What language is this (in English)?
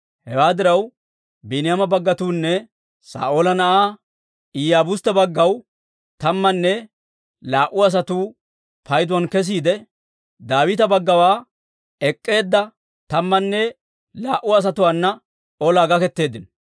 Dawro